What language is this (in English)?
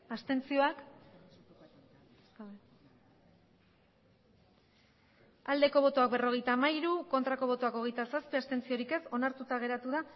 Basque